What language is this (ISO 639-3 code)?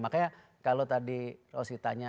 ind